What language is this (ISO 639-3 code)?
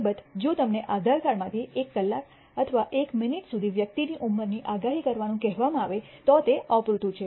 guj